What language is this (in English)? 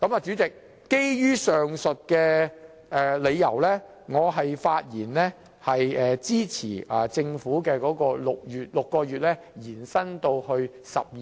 Cantonese